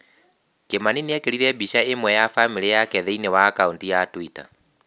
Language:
Kikuyu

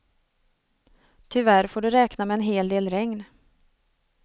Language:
Swedish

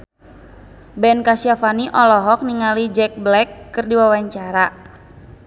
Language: Sundanese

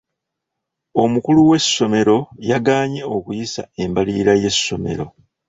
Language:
Ganda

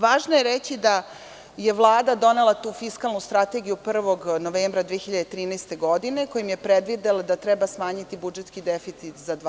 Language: Serbian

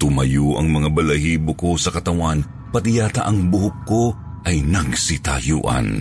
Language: Filipino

